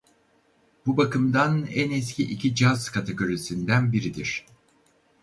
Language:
Turkish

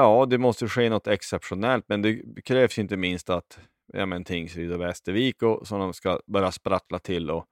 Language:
Swedish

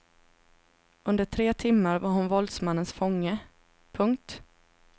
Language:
Swedish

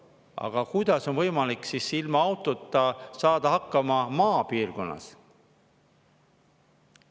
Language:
Estonian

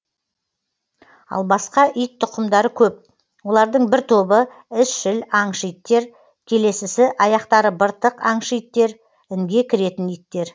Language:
Kazakh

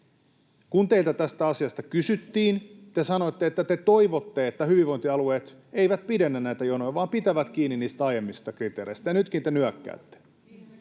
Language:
Finnish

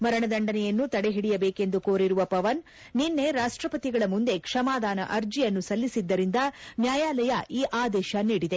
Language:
Kannada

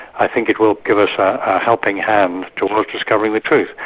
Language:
English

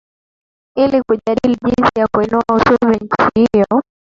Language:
Swahili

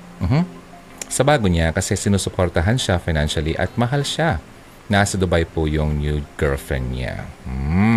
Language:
Filipino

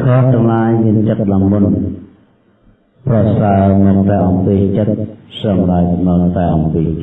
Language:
Vietnamese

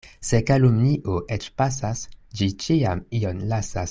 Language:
Esperanto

